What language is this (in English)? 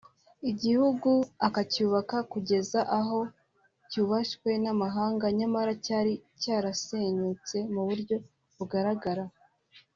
Kinyarwanda